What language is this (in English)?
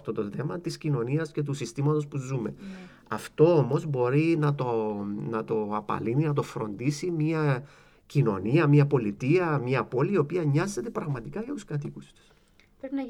Greek